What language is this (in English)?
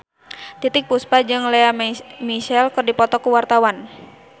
Sundanese